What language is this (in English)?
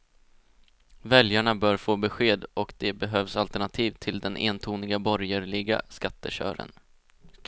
Swedish